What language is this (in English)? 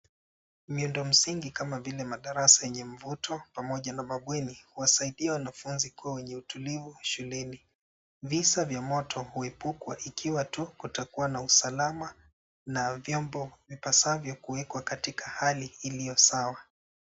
Swahili